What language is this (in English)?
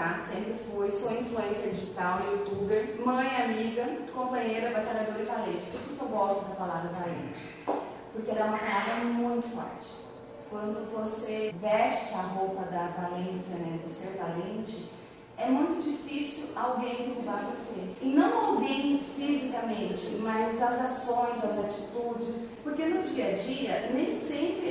Portuguese